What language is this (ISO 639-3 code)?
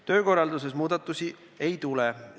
est